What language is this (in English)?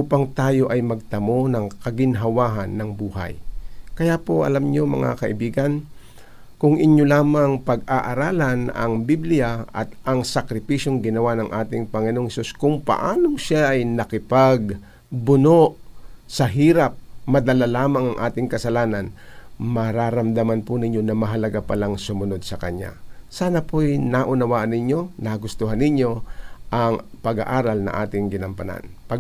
Filipino